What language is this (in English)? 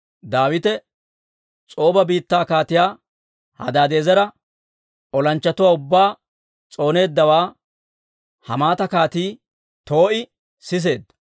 Dawro